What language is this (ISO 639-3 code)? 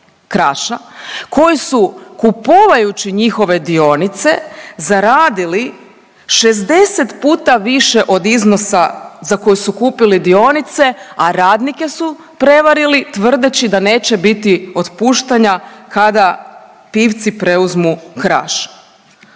hrv